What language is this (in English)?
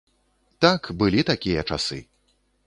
Belarusian